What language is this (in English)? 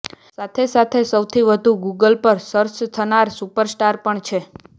Gujarati